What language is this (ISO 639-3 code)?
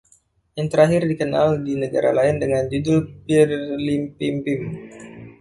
ind